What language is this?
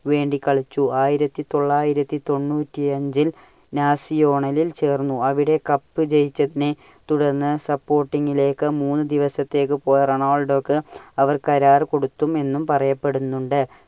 Malayalam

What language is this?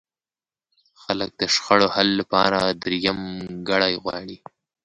Pashto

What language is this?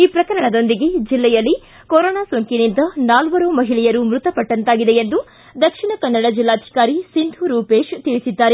Kannada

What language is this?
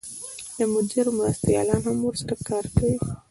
Pashto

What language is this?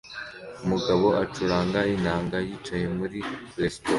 Kinyarwanda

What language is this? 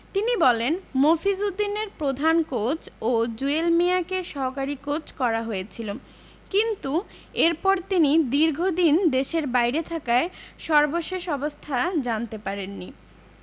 Bangla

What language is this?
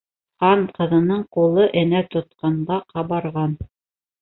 Bashkir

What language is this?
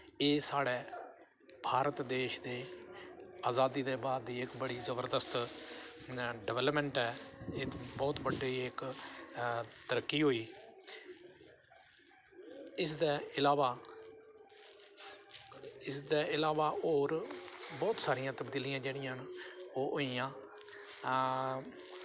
Dogri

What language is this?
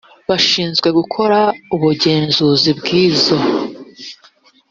Kinyarwanda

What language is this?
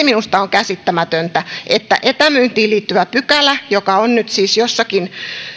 Finnish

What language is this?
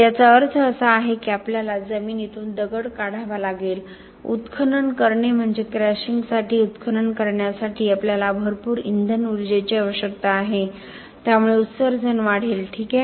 Marathi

